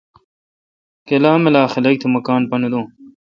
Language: Kalkoti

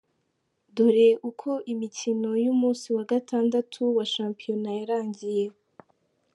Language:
Kinyarwanda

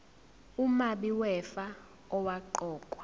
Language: Zulu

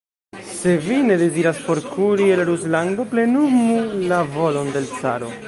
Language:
Esperanto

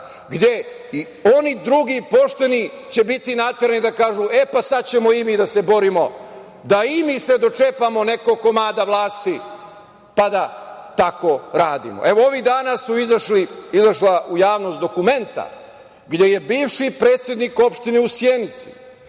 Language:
Serbian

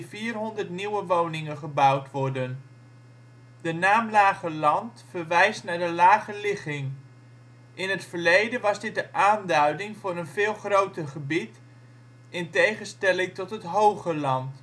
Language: Dutch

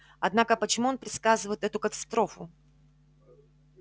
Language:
Russian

